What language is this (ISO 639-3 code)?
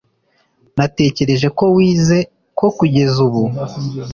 kin